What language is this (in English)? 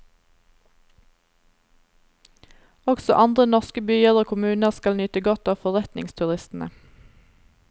Norwegian